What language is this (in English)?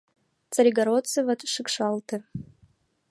Mari